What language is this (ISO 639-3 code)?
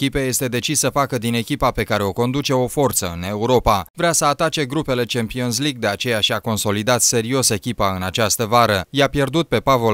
ron